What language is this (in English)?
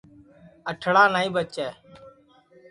Sansi